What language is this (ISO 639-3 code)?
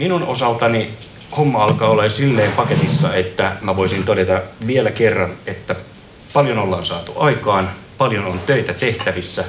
fin